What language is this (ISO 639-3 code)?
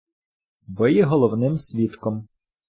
ukr